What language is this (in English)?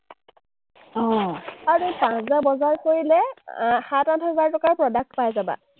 Assamese